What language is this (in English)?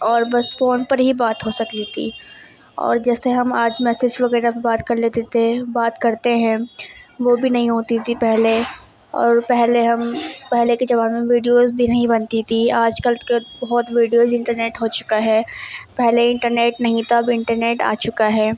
Urdu